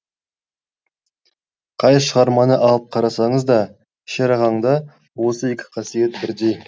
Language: Kazakh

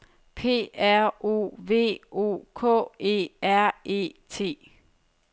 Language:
Danish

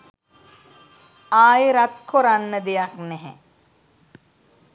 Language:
Sinhala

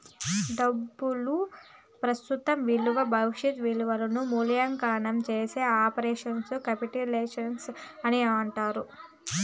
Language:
Telugu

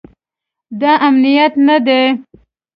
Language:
Pashto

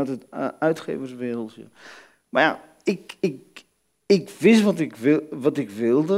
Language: Dutch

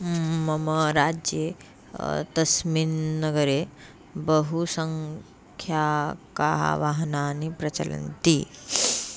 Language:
Sanskrit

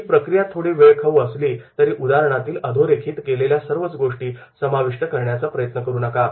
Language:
Marathi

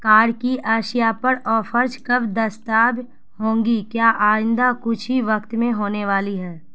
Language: Urdu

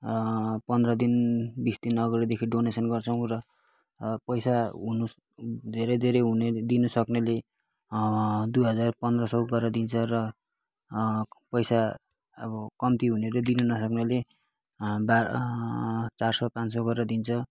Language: Nepali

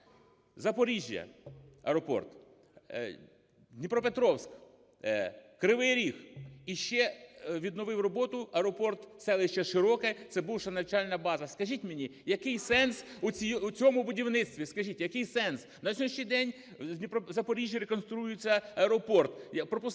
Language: Ukrainian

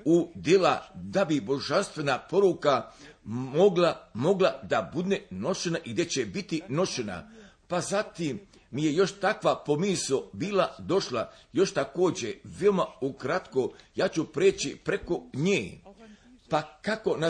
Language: Croatian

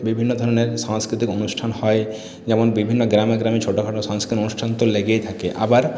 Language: Bangla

